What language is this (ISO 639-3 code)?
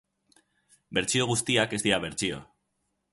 eus